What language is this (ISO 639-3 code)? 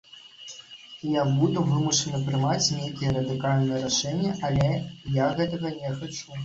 bel